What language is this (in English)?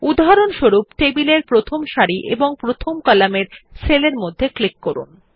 Bangla